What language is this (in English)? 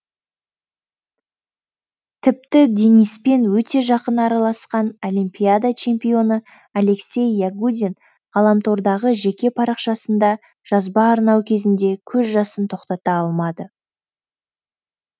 Kazakh